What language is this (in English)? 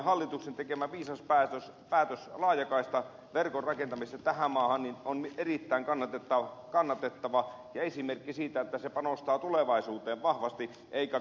Finnish